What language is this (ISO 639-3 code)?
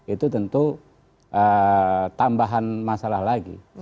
ind